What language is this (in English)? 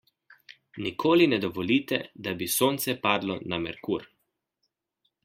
Slovenian